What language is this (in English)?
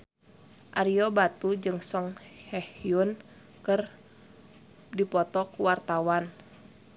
Sundanese